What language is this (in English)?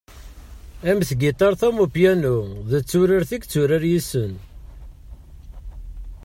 Kabyle